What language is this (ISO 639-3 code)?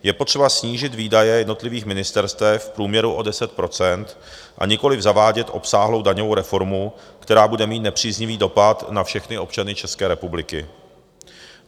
ces